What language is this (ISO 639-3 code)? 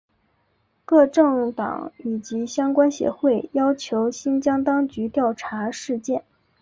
zho